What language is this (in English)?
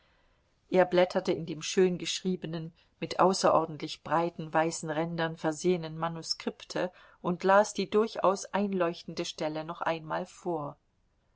German